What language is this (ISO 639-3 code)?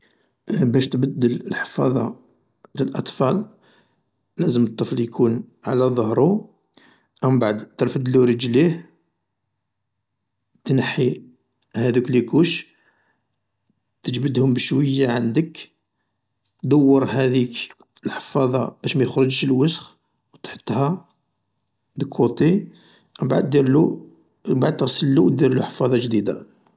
arq